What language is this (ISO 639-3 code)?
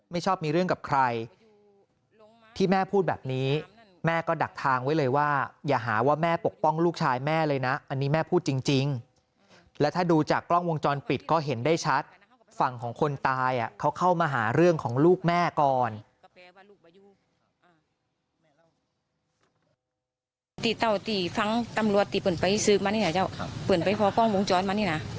tha